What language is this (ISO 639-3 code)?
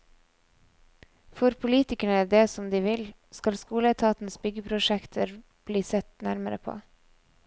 nor